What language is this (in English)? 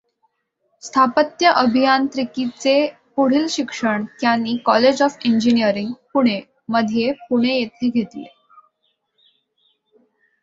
Marathi